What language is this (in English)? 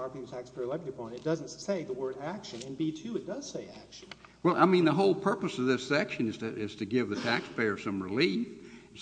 English